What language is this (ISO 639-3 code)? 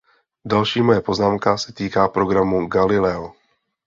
ces